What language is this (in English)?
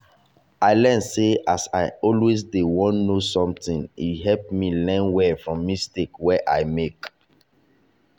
Nigerian Pidgin